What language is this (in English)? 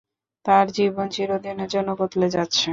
Bangla